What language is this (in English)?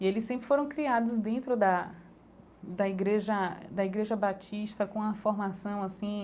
Portuguese